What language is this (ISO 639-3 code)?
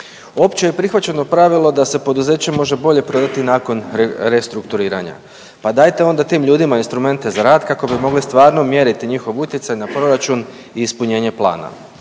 hrv